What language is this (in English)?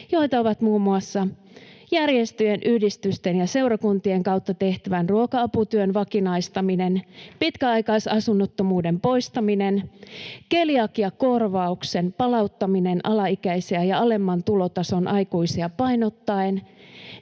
Finnish